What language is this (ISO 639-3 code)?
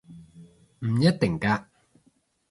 yue